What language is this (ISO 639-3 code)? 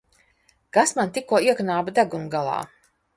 lav